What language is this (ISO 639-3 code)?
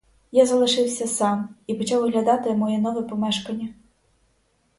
ukr